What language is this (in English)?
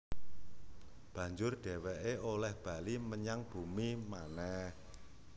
Javanese